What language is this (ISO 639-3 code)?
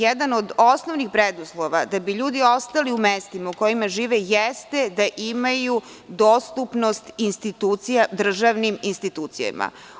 srp